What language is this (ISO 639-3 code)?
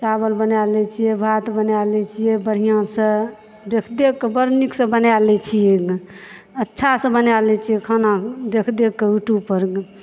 mai